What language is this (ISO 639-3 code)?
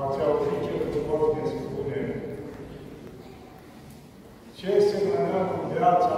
ron